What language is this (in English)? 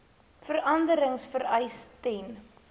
Afrikaans